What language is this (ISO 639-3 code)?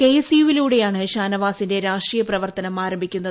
mal